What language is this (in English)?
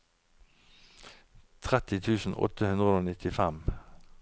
Norwegian